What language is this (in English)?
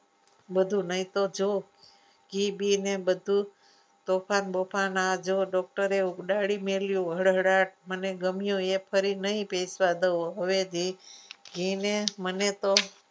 Gujarati